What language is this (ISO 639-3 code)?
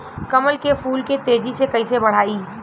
bho